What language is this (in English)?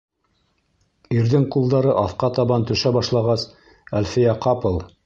Bashkir